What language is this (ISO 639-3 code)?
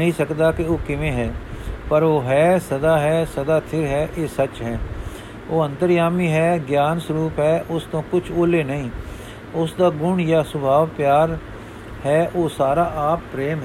pan